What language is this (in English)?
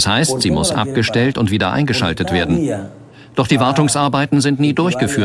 German